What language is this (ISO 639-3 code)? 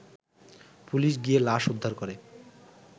ben